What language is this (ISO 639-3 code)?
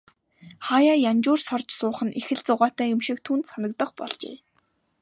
mon